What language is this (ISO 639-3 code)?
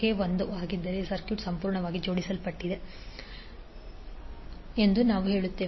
kan